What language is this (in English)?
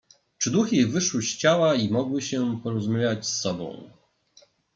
Polish